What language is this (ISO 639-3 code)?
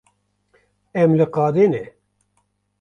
kur